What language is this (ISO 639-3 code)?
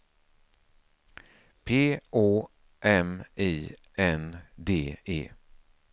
swe